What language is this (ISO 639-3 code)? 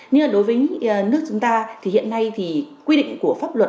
vie